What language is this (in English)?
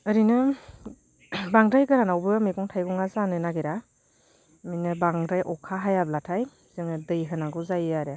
Bodo